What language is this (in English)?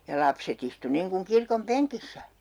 Finnish